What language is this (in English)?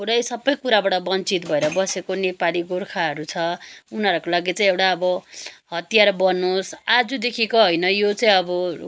Nepali